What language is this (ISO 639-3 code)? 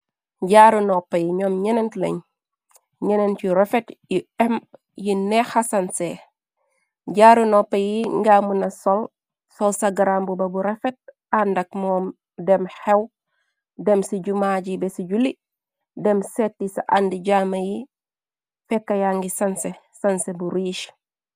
wol